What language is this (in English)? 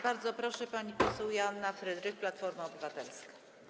Polish